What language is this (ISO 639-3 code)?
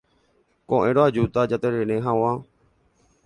grn